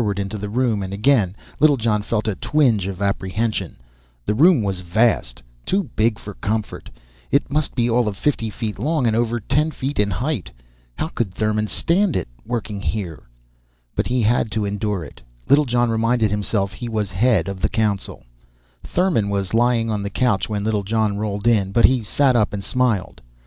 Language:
English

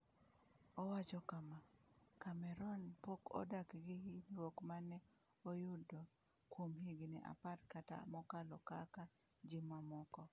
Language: Luo (Kenya and Tanzania)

